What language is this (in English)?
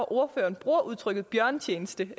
Danish